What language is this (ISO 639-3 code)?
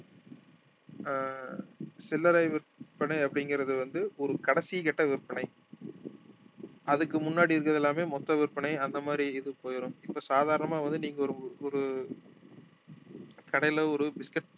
tam